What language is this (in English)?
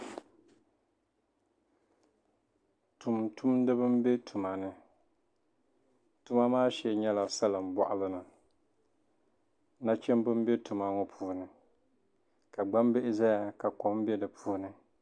Dagbani